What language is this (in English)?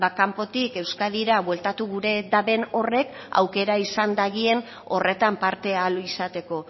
Basque